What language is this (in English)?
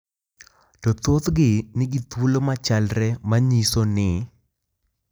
Luo (Kenya and Tanzania)